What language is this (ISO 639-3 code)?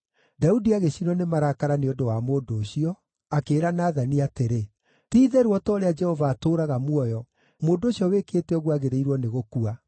kik